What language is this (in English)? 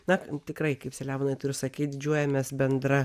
Lithuanian